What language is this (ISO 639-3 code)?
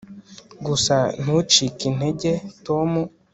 kin